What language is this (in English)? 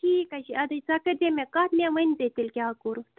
Kashmiri